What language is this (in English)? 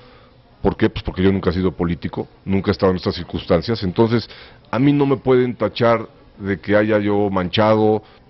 Spanish